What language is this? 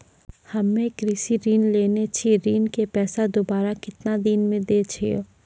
Maithili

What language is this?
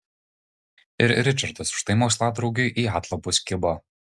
Lithuanian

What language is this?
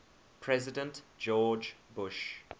English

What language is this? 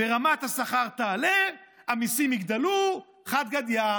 Hebrew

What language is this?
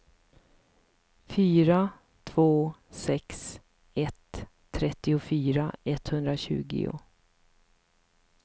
Swedish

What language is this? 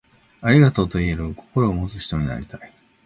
Japanese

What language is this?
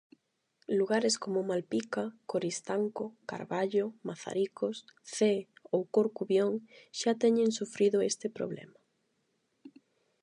Galician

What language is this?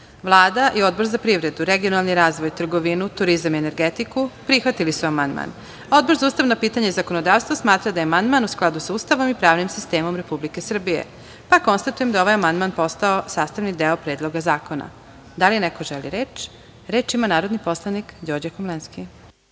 Serbian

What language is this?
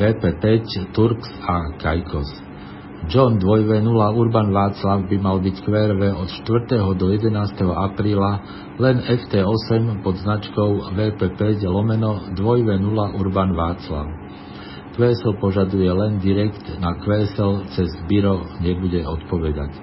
Slovak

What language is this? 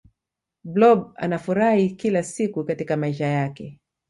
Swahili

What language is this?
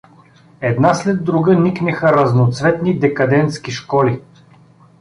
Bulgarian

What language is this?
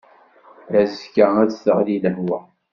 Kabyle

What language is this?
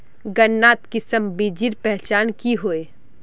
Magahi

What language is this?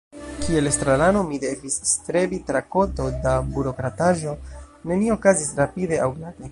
Esperanto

